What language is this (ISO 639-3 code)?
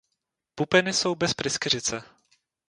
ces